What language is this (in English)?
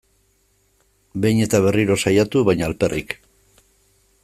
Basque